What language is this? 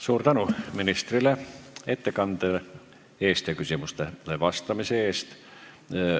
Estonian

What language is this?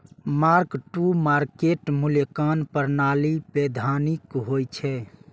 Maithili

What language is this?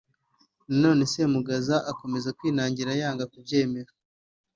Kinyarwanda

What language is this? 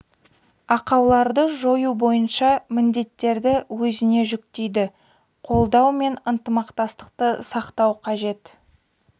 Kazakh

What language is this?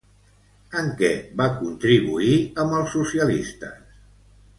Catalan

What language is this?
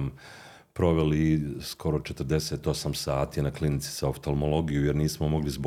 Croatian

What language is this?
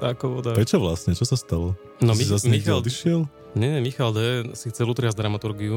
Slovak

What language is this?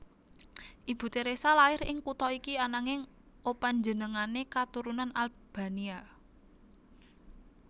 Javanese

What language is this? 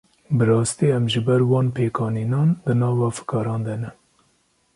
Kurdish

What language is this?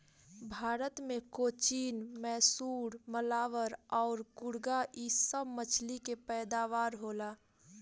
Bhojpuri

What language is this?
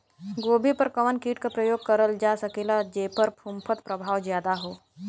Bhojpuri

